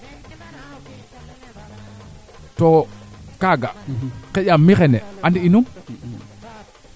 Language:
Serer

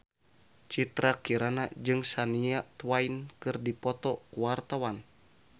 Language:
Sundanese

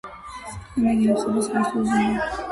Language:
Georgian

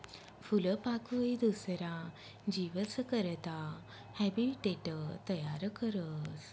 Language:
Marathi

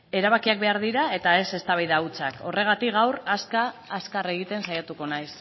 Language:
Basque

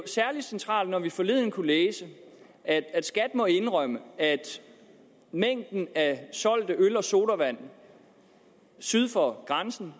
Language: Danish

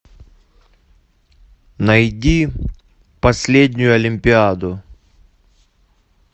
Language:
Russian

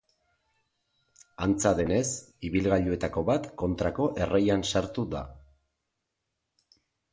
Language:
Basque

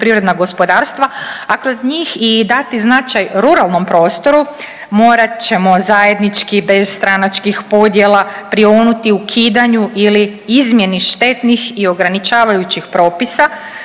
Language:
Croatian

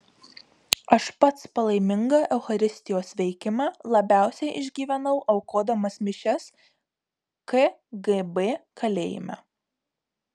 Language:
Lithuanian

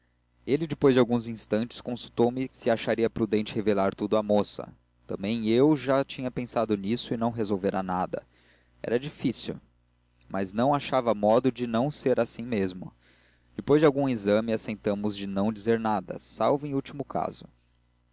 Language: Portuguese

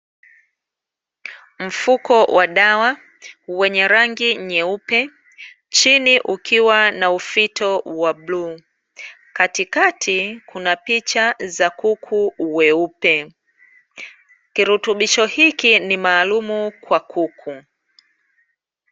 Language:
Swahili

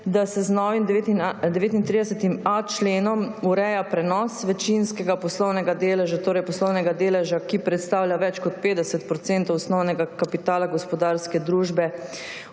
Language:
Slovenian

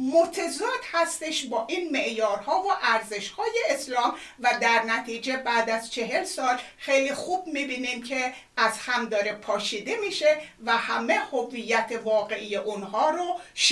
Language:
Persian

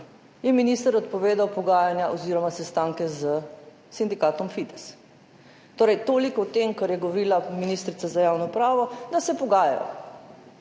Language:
Slovenian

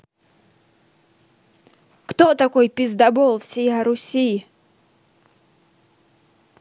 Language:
Russian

